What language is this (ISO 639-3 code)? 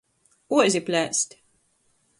ltg